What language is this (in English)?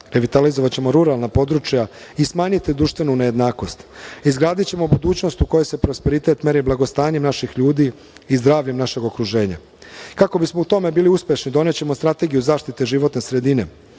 Serbian